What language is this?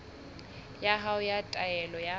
Southern Sotho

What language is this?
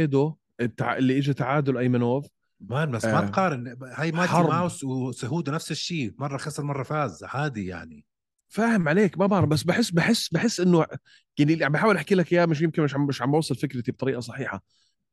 Arabic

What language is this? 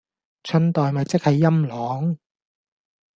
Cantonese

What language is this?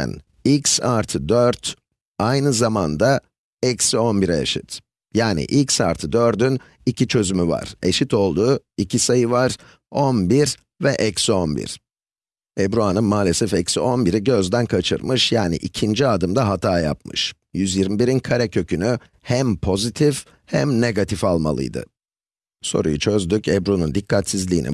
Turkish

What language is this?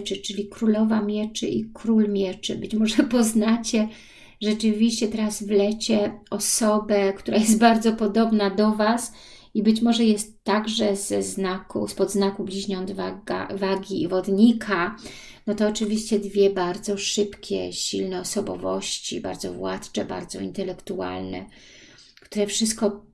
Polish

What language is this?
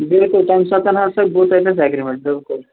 Kashmiri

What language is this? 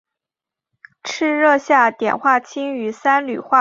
Chinese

